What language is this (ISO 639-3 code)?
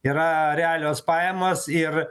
lit